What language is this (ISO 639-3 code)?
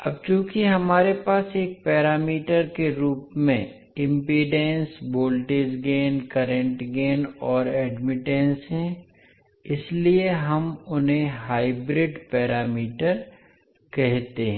hin